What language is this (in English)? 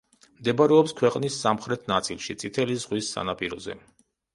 Georgian